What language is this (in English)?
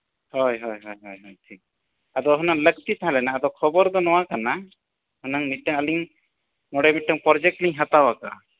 Santali